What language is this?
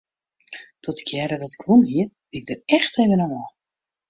Western Frisian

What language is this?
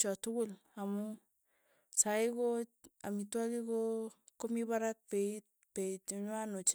Tugen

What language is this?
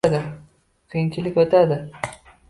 Uzbek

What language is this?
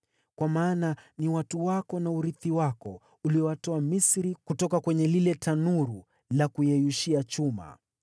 Swahili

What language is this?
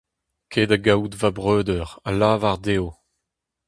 Breton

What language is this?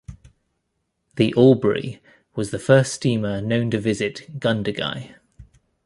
English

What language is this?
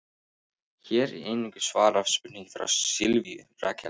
Icelandic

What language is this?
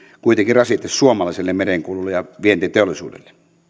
Finnish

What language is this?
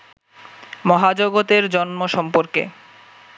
Bangla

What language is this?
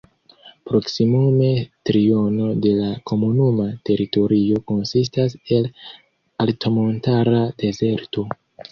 Esperanto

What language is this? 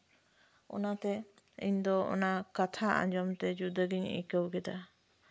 Santali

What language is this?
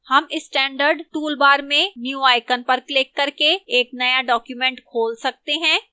Hindi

